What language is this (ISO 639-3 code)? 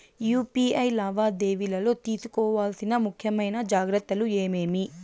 tel